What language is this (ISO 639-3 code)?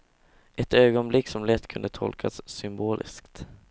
swe